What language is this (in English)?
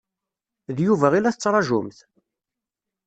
Kabyle